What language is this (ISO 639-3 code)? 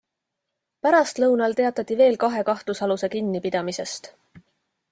est